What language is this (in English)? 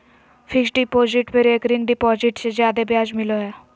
Magahi